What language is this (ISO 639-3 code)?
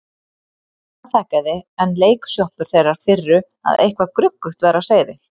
isl